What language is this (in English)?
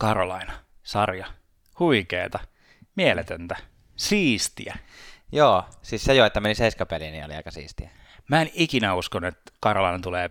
Finnish